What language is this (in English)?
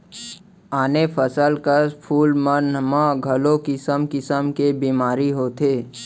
Chhattisgarhi